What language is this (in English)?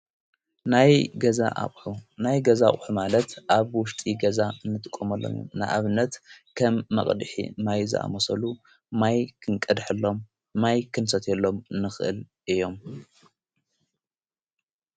Tigrinya